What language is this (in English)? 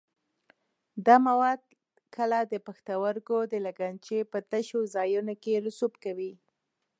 Pashto